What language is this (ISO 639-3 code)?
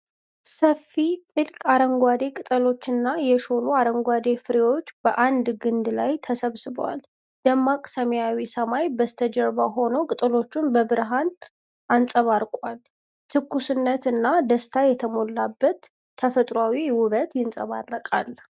amh